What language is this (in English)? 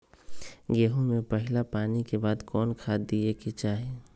Magahi